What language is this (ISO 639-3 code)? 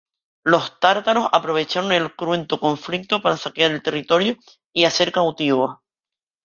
spa